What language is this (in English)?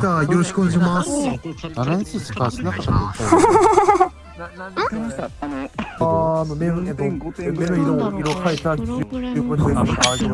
Japanese